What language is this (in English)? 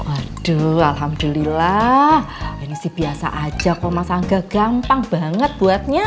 Indonesian